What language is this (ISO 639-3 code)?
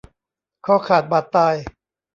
tha